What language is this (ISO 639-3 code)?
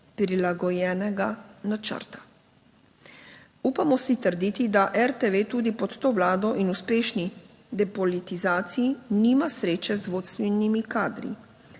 slv